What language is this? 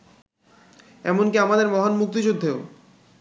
Bangla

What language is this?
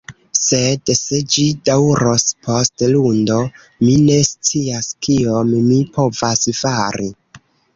Esperanto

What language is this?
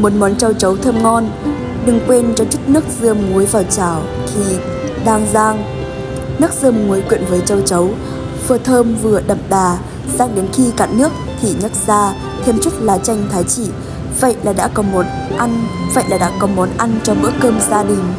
Vietnamese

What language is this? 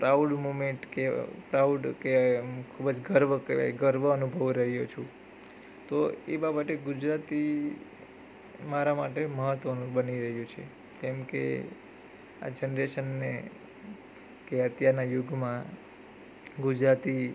Gujarati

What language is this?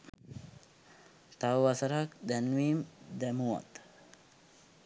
Sinhala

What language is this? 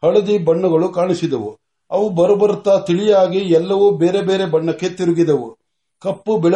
Marathi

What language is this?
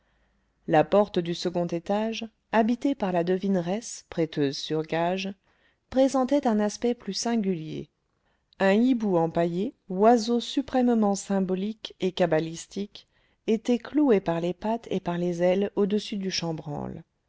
French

